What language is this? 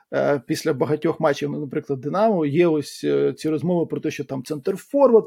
Ukrainian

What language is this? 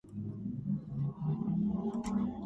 Georgian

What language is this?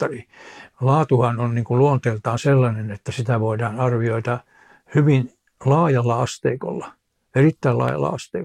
Finnish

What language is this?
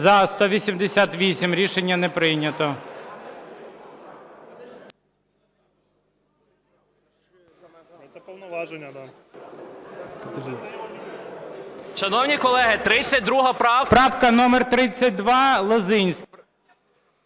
Ukrainian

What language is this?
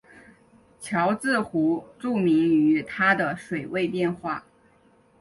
Chinese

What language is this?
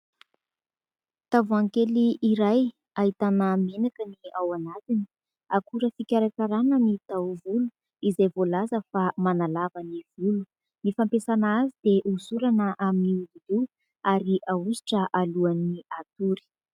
Malagasy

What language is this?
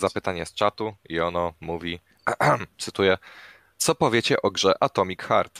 Polish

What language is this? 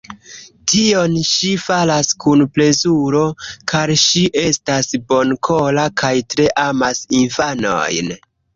Esperanto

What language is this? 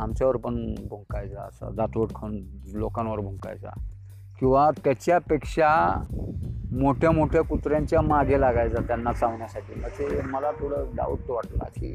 Hindi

